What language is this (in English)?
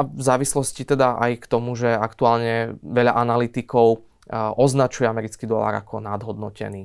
Slovak